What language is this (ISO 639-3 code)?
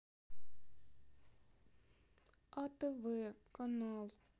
rus